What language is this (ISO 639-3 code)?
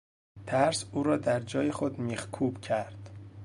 fas